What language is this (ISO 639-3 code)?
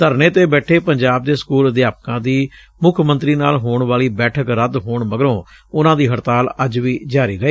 pan